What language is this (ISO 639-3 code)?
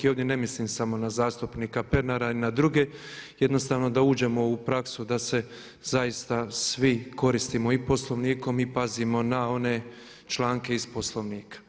hrv